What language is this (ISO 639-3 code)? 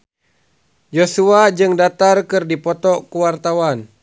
sun